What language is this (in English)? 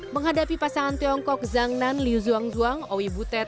Indonesian